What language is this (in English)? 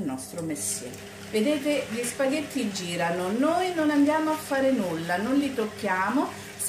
Italian